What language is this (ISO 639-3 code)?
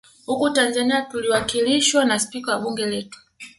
swa